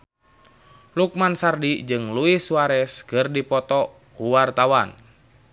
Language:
Sundanese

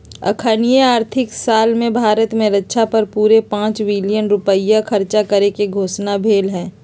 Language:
Magahi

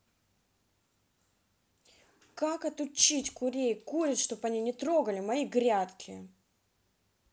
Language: Russian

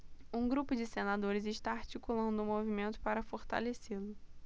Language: Portuguese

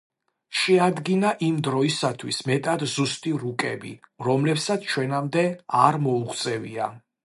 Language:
Georgian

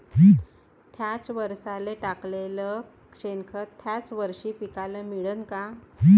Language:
Marathi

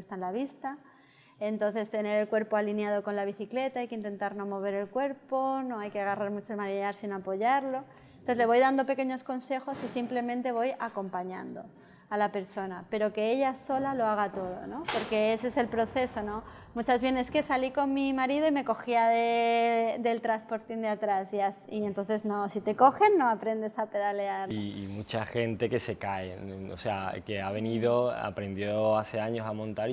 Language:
Spanish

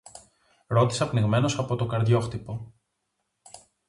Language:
Greek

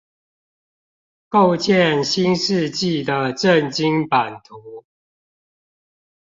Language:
Chinese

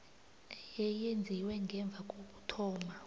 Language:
South Ndebele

